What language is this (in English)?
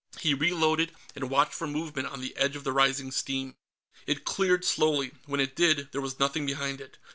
English